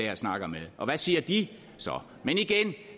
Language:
Danish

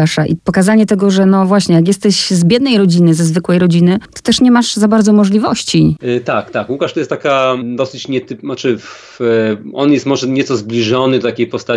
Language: Polish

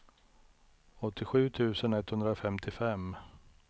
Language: Swedish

